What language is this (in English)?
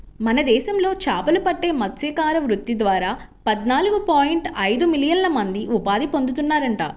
Telugu